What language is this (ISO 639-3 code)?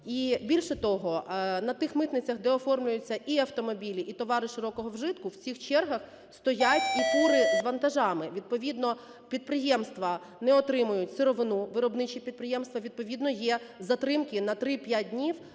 ukr